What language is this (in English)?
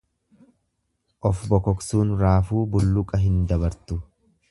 Oromo